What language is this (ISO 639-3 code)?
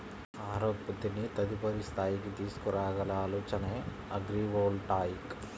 tel